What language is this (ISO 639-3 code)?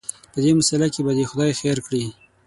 pus